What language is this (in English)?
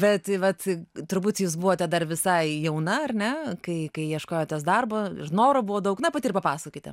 Lithuanian